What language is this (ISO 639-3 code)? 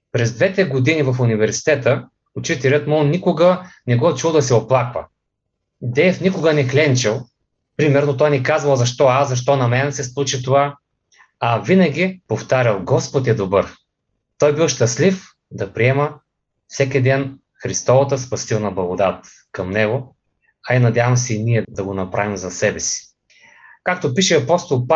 bul